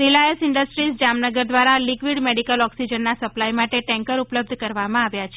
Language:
Gujarati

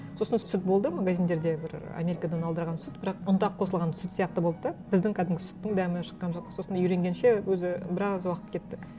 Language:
Kazakh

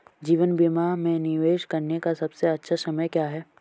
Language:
Hindi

